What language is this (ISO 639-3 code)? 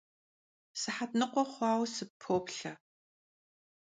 kbd